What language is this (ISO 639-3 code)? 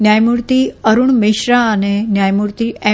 guj